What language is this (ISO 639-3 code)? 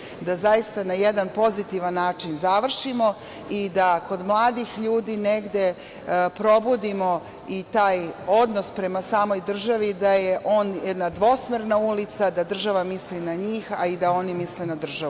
srp